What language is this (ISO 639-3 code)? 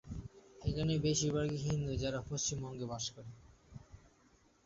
ben